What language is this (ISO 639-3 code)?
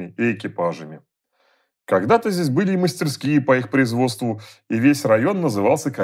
rus